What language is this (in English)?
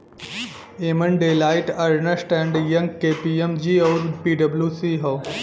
Bhojpuri